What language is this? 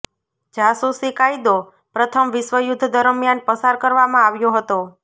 Gujarati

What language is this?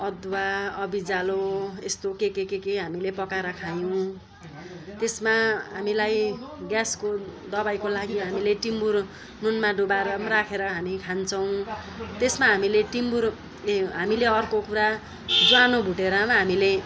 Nepali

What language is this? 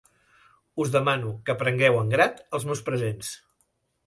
Catalan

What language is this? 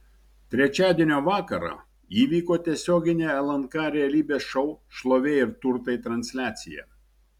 Lithuanian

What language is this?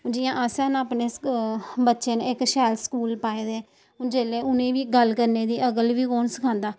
Dogri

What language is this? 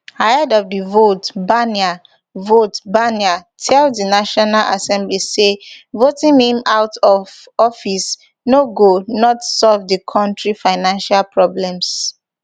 Nigerian Pidgin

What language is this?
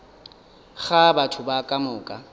Northern Sotho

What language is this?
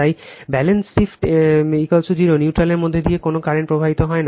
Bangla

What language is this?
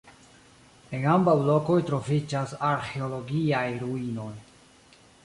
Esperanto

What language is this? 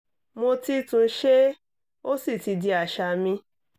Yoruba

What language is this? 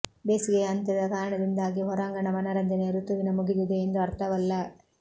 Kannada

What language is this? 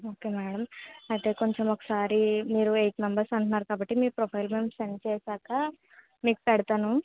Telugu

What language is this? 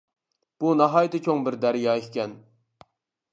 Uyghur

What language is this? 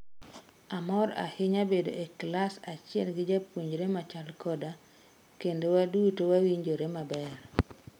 Luo (Kenya and Tanzania)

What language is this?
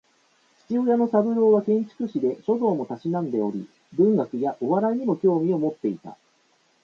Japanese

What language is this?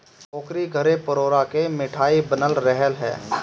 Bhojpuri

